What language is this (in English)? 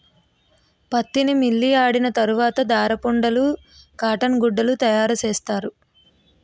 Telugu